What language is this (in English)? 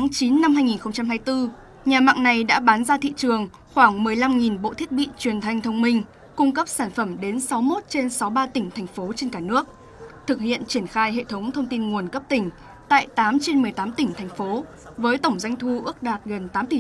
Vietnamese